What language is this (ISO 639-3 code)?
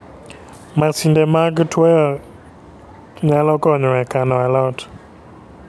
luo